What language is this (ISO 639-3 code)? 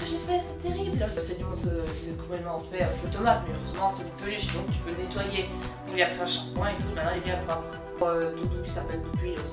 fra